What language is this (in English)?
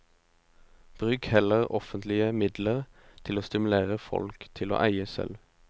Norwegian